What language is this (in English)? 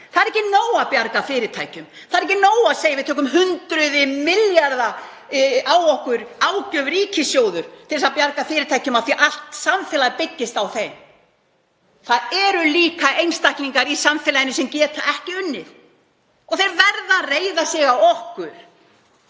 Icelandic